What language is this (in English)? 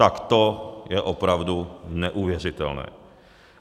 Czech